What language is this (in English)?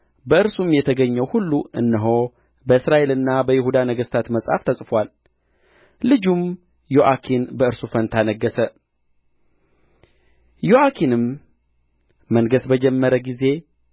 Amharic